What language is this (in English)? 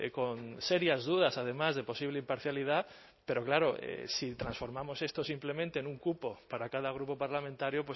Spanish